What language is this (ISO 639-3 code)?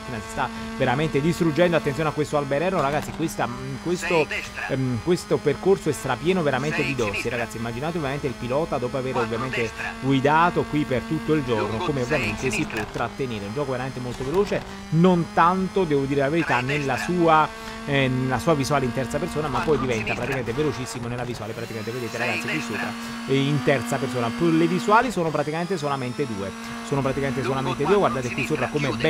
ita